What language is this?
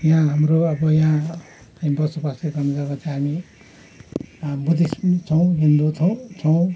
Nepali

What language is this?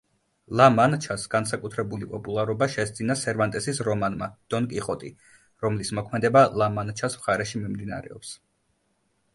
Georgian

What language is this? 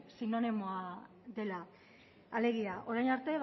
Basque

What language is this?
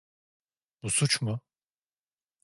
Turkish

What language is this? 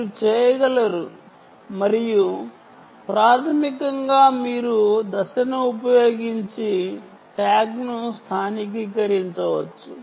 Telugu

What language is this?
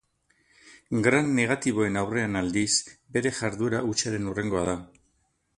Basque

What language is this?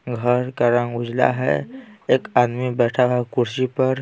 Hindi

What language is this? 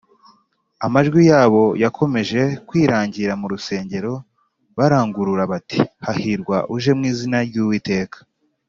Kinyarwanda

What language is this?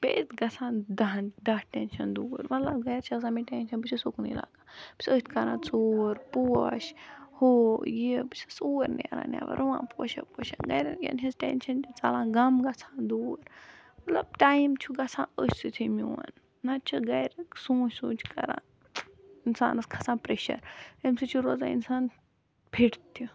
Kashmiri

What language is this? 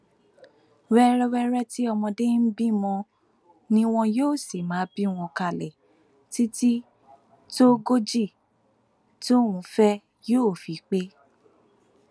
Yoruba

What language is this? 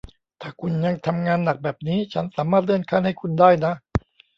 Thai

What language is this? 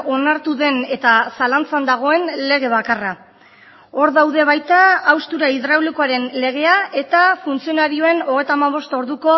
Basque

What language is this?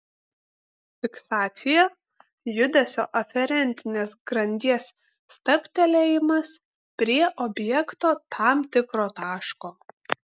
Lithuanian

